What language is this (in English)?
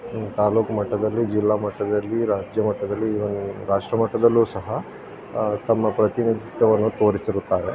Kannada